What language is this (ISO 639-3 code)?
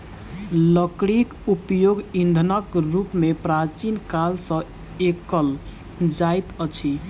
mai